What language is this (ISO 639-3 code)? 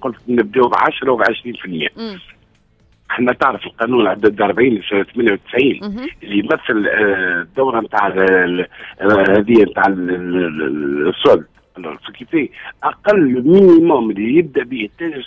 ara